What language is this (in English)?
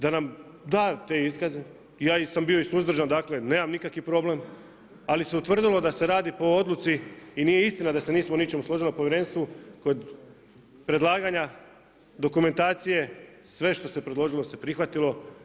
Croatian